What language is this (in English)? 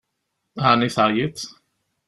Kabyle